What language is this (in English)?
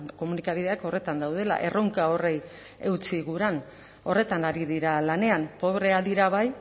Basque